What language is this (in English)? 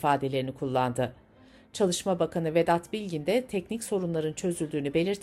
Turkish